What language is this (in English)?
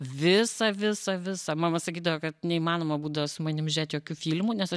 Lithuanian